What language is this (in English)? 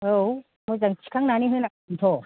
Bodo